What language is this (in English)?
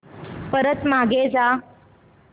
Marathi